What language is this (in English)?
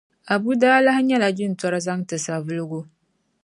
Dagbani